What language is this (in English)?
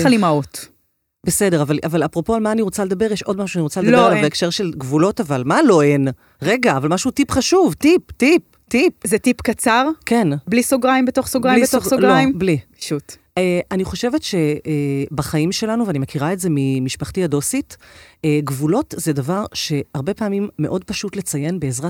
Hebrew